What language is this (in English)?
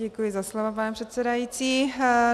Czech